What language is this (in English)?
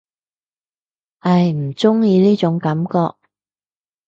Cantonese